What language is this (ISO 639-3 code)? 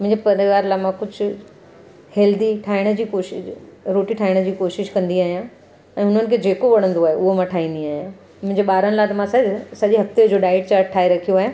snd